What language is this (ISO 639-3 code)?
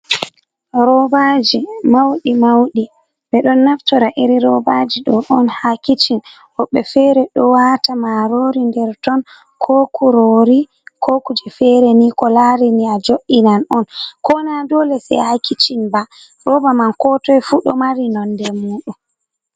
ful